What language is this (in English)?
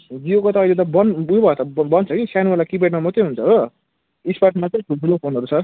Nepali